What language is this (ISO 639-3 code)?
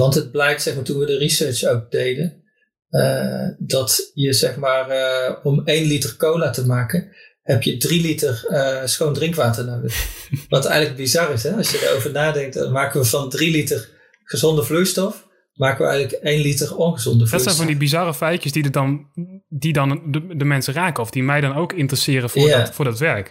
nld